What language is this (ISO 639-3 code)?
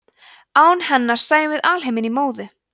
isl